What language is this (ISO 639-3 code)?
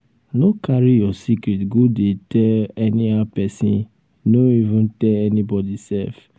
pcm